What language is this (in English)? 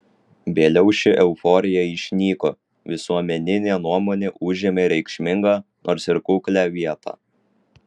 Lithuanian